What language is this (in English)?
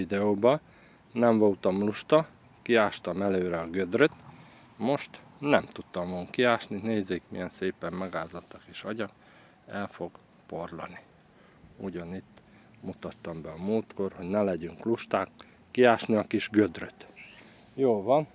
Hungarian